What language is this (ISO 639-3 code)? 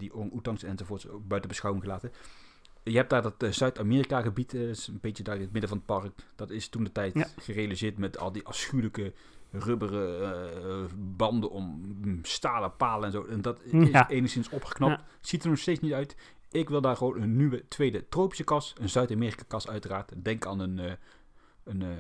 nld